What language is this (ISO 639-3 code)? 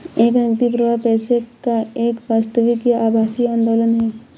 hin